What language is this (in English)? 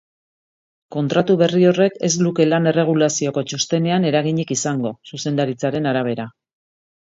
Basque